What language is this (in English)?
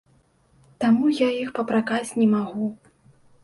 Belarusian